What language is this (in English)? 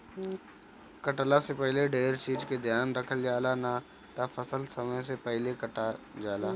Bhojpuri